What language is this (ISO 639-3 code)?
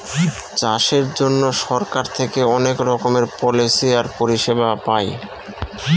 ben